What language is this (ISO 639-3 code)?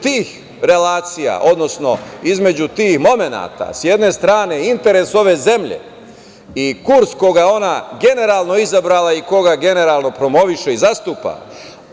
srp